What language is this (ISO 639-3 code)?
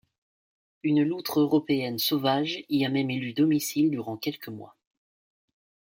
fra